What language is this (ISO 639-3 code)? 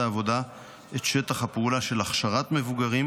heb